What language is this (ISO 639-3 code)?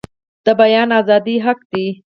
pus